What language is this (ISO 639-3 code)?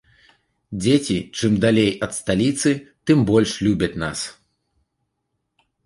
bel